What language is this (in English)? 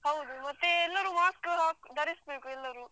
Kannada